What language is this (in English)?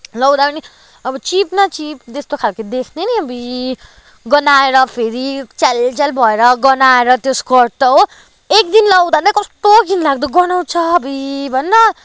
Nepali